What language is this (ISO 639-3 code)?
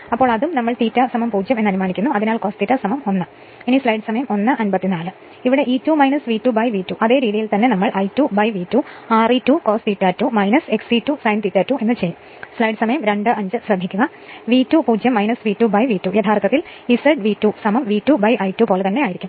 mal